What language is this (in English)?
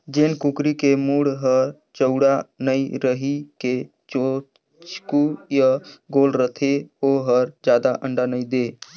Chhattisgarhi